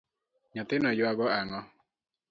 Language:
Luo (Kenya and Tanzania)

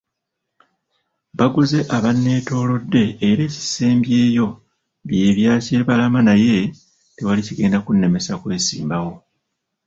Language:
Ganda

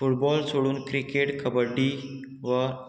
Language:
Konkani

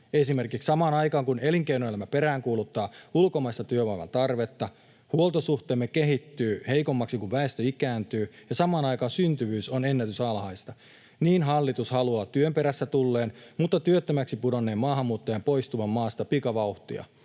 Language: Finnish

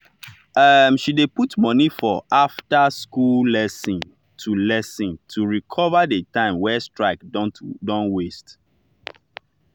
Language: Nigerian Pidgin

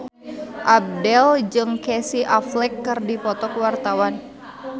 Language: Sundanese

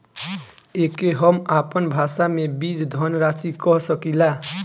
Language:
Bhojpuri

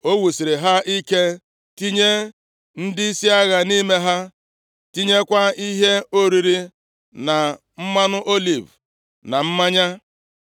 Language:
Igbo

